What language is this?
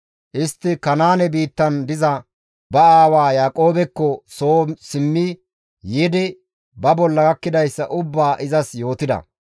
Gamo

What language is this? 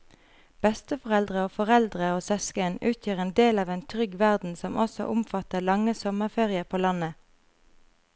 Norwegian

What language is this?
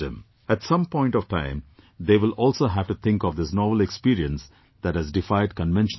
English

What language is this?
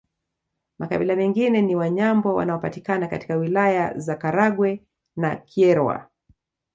Swahili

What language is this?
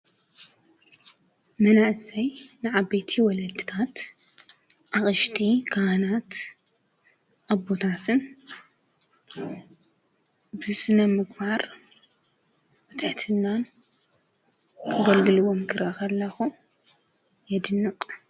Tigrinya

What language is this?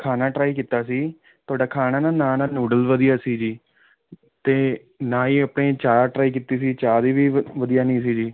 Punjabi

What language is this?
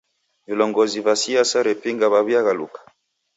Taita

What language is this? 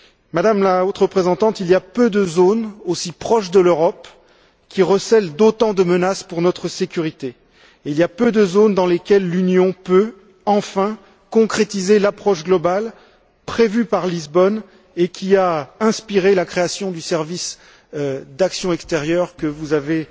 French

